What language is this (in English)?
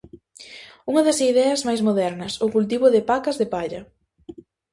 Galician